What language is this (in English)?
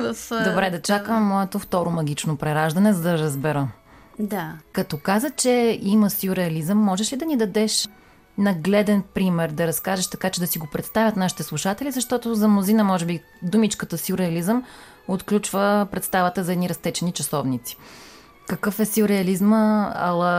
Bulgarian